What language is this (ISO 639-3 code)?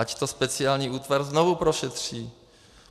ces